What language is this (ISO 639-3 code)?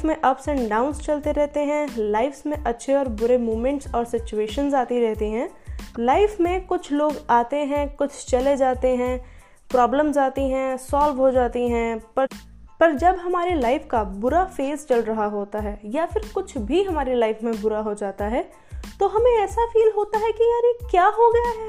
hin